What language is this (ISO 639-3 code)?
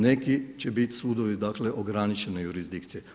hrv